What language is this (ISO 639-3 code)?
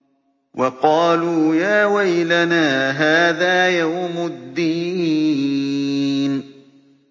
ara